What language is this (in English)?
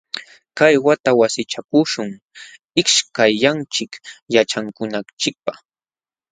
Jauja Wanca Quechua